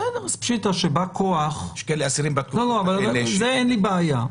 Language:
Hebrew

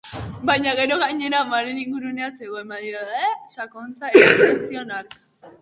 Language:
Basque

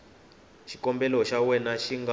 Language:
Tsonga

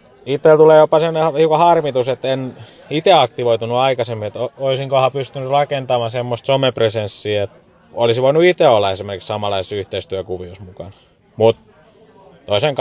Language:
Finnish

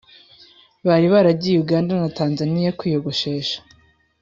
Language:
Kinyarwanda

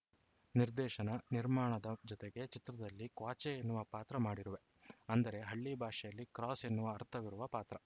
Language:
Kannada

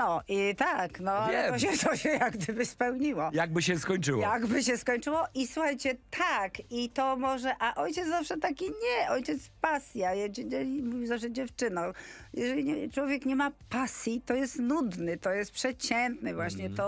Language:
Polish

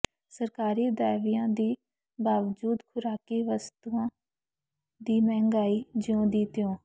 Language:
Punjabi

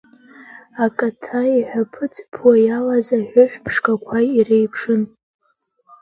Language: Abkhazian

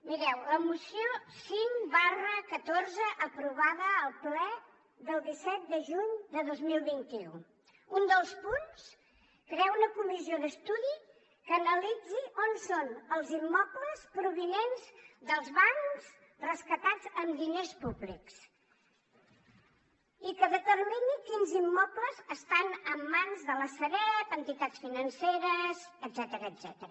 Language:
Catalan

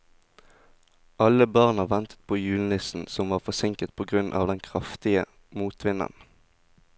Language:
Norwegian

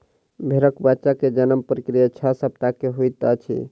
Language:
Maithili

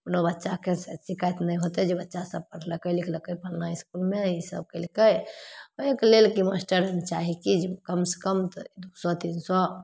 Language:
Maithili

